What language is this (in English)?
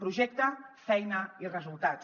Catalan